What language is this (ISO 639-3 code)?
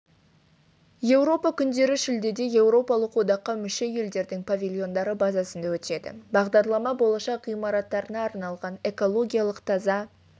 kaz